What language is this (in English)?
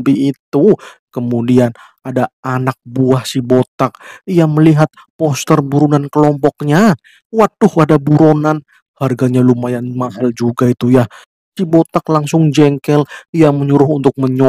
Indonesian